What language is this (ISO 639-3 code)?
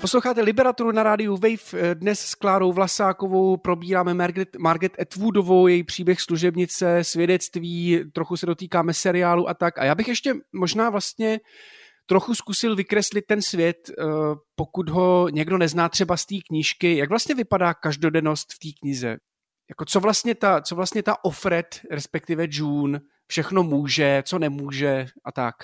ces